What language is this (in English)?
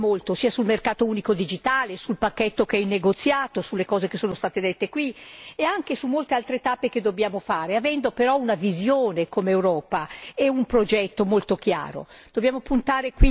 Italian